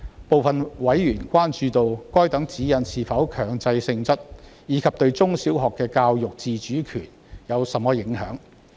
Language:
Cantonese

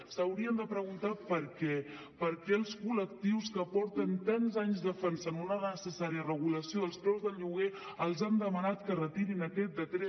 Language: Catalan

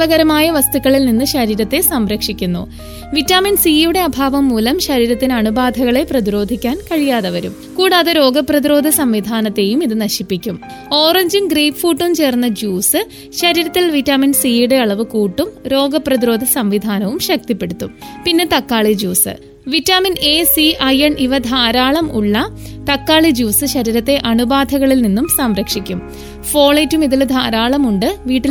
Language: Malayalam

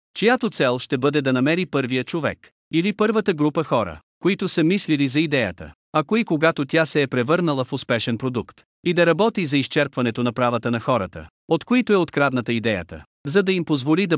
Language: Bulgarian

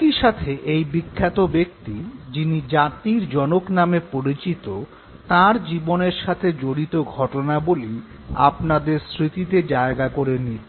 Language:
Bangla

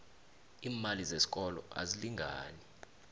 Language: South Ndebele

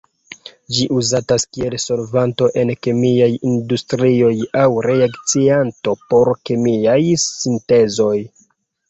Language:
Esperanto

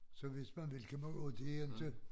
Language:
Danish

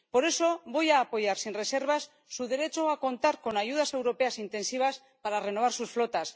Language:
Spanish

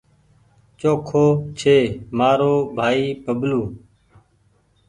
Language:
Goaria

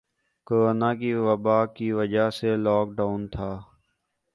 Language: Urdu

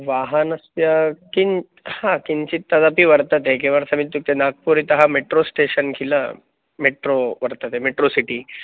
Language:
Sanskrit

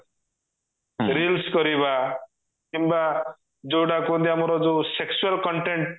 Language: Odia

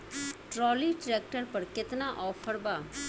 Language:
Bhojpuri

